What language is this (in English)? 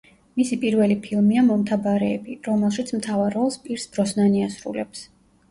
Georgian